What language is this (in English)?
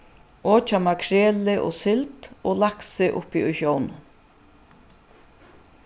Faroese